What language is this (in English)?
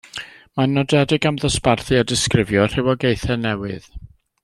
Welsh